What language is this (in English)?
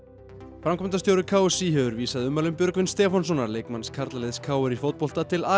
Icelandic